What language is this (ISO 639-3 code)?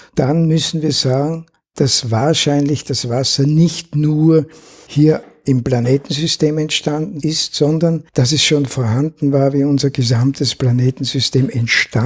deu